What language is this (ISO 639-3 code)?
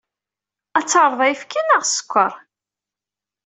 kab